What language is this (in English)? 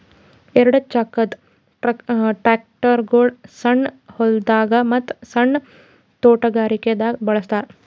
Kannada